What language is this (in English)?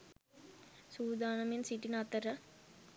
Sinhala